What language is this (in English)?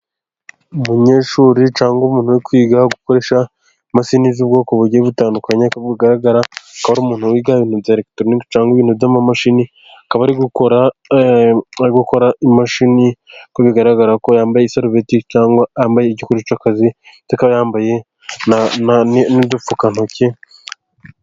Kinyarwanda